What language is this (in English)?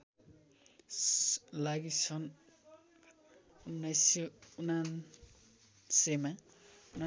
Nepali